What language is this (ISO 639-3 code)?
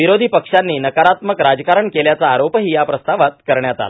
mar